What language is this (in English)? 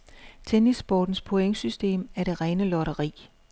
Danish